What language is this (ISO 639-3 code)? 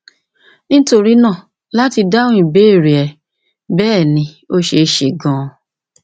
yor